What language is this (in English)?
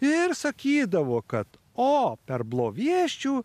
Lithuanian